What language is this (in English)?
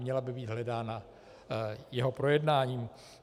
Czech